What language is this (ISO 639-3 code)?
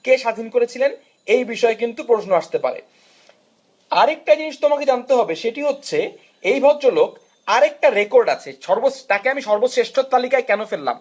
ben